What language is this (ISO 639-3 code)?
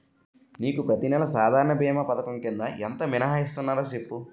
tel